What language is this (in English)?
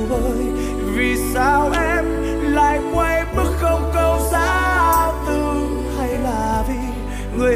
Vietnamese